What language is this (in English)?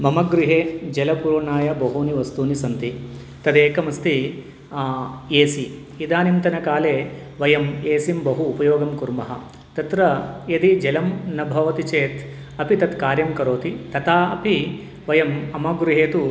Sanskrit